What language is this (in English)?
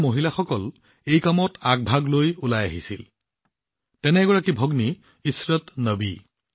Assamese